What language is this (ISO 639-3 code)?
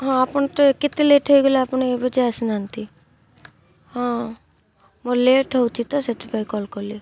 ori